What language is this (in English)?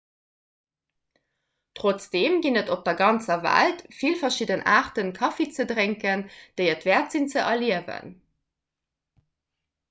Luxembourgish